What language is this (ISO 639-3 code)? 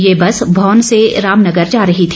hin